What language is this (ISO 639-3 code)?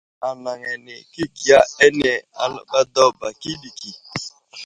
udl